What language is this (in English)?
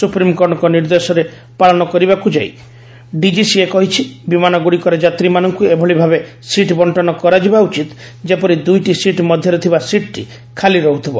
Odia